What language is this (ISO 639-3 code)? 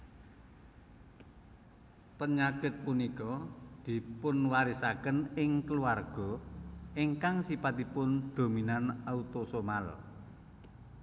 jav